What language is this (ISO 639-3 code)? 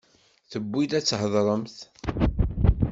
kab